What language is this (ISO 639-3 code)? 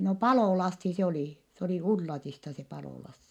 fin